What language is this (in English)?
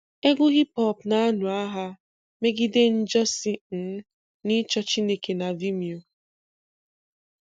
Igbo